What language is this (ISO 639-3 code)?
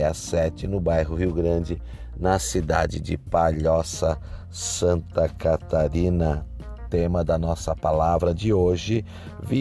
por